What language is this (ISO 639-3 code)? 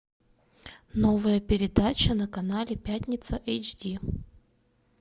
rus